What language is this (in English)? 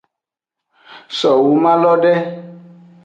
Aja (Benin)